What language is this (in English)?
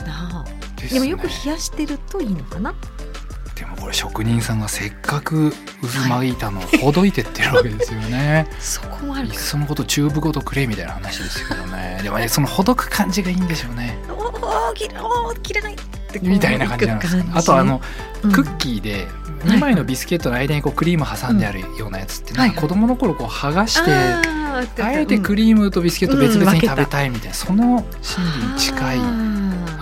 Japanese